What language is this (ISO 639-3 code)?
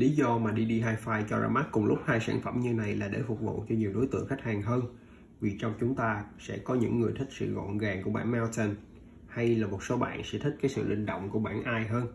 vie